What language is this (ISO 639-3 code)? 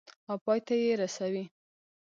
pus